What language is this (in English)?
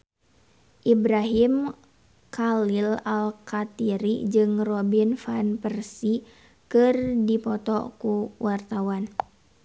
Sundanese